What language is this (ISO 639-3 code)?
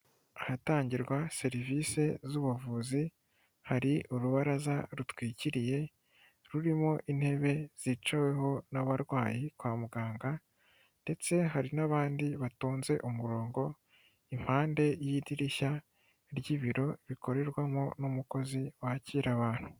kin